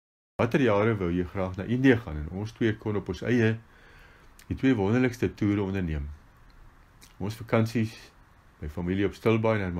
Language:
Dutch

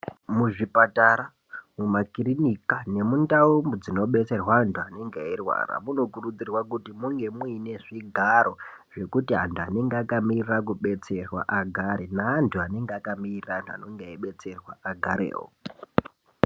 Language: Ndau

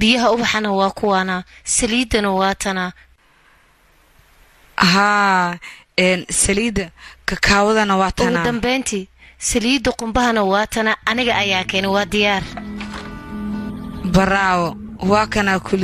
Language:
Arabic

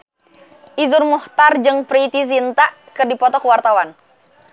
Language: Sundanese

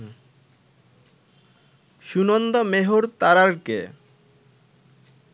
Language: Bangla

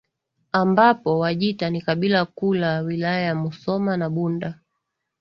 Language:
Swahili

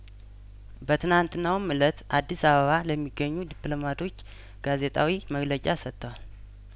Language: Amharic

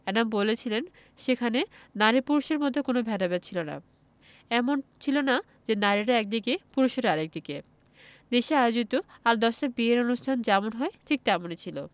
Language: Bangla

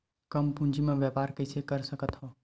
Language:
Chhattisgarhi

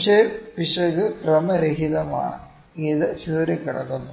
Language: Malayalam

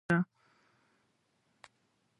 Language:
Pashto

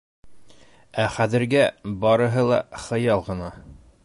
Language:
Bashkir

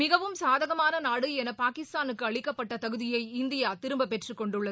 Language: Tamil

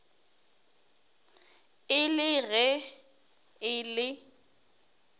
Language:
Northern Sotho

